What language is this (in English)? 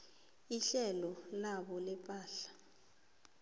South Ndebele